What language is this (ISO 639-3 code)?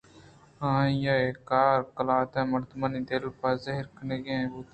bgp